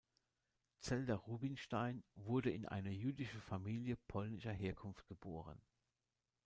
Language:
German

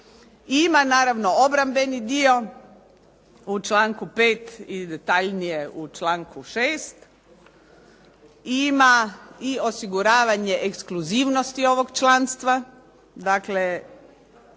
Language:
Croatian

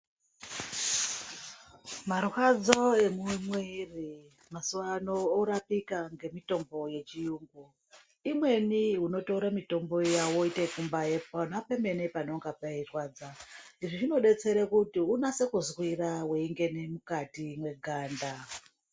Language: Ndau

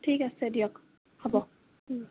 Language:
Assamese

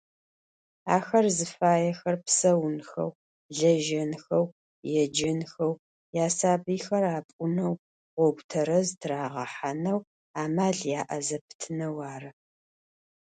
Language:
Adyghe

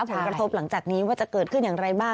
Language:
Thai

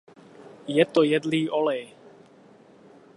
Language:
Czech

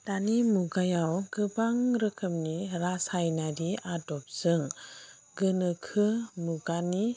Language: Bodo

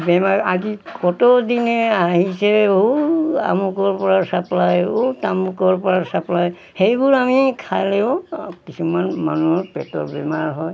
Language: Assamese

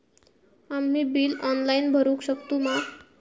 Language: Marathi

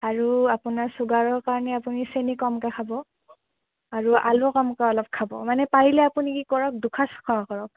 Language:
Assamese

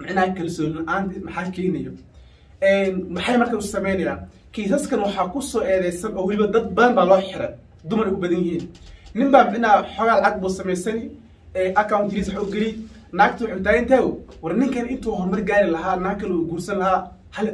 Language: Arabic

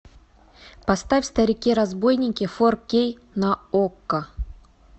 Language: Russian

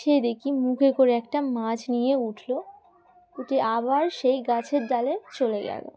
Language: Bangla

